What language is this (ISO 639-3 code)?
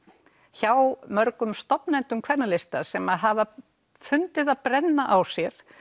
isl